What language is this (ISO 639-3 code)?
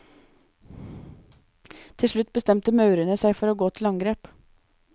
nor